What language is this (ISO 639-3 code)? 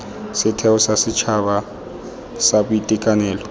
tsn